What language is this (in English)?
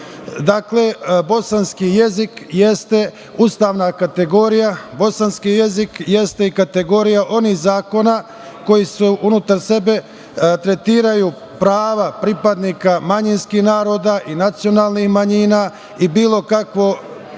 Serbian